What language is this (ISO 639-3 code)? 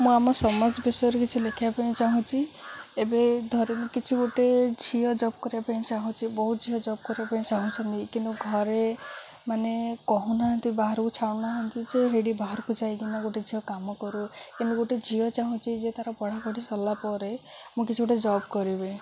ori